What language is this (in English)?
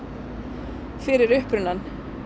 Icelandic